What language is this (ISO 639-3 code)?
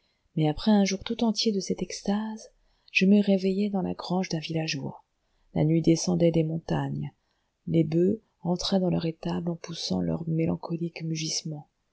fra